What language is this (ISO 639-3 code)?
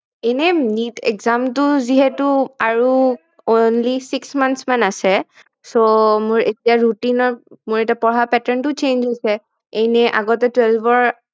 asm